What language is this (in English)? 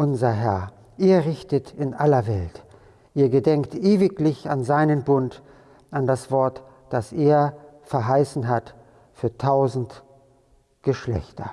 German